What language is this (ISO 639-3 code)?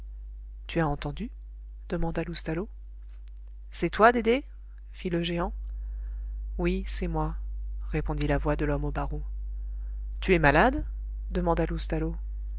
fra